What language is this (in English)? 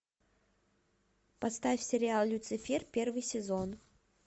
Russian